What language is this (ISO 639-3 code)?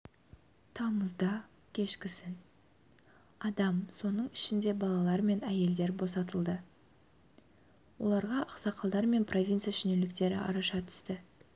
kaz